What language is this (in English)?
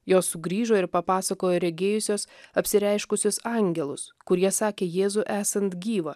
Lithuanian